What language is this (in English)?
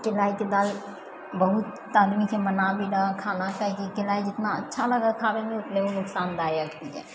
Maithili